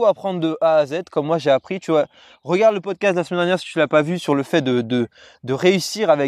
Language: French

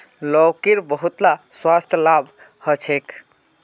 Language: Magahi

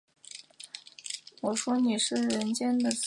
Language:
Chinese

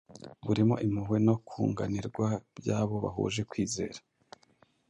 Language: Kinyarwanda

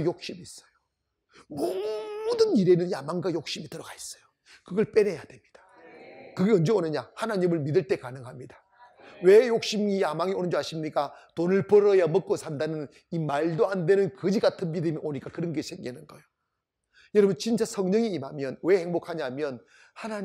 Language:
Korean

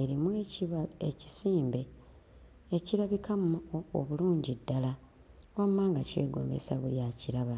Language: Ganda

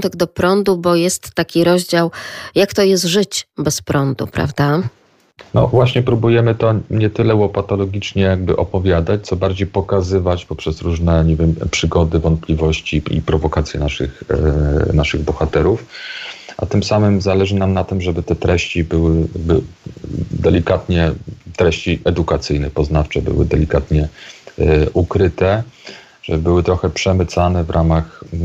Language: Polish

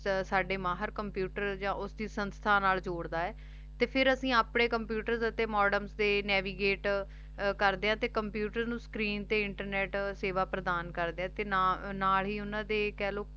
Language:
Punjabi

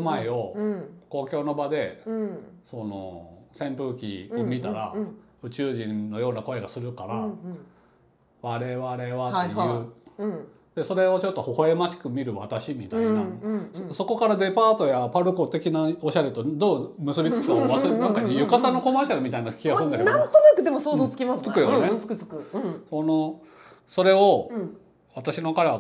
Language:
Japanese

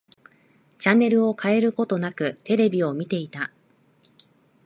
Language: Japanese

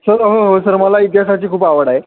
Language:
Marathi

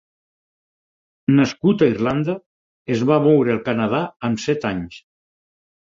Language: Catalan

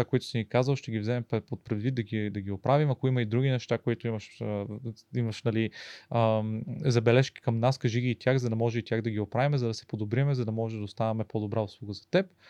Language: Bulgarian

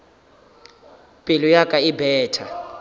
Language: Northern Sotho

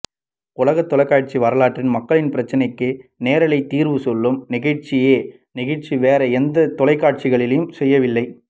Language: Tamil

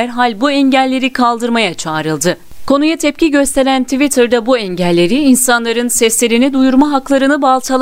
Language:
Turkish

